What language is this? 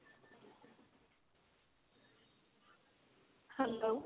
Punjabi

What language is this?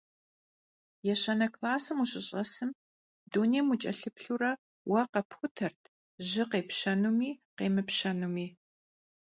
Kabardian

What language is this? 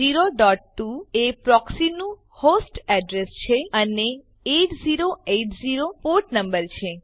Gujarati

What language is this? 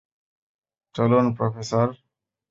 Bangla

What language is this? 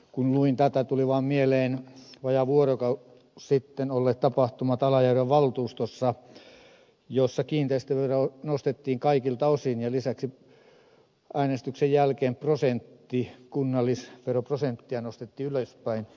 Finnish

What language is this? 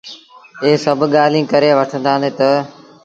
Sindhi Bhil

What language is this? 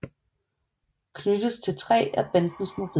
Danish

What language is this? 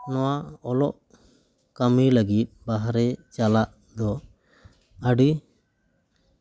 Santali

